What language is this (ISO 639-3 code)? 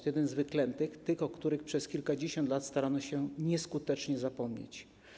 pol